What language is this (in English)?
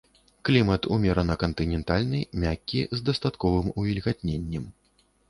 Belarusian